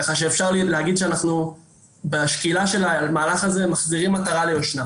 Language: Hebrew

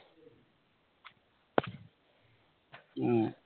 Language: Malayalam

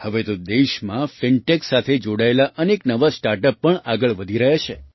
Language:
Gujarati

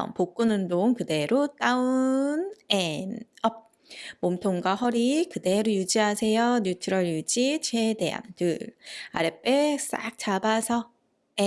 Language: Korean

